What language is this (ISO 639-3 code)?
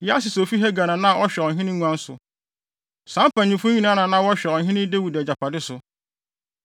aka